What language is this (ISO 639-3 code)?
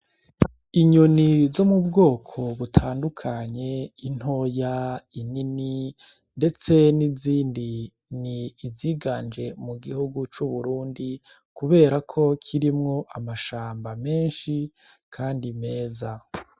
run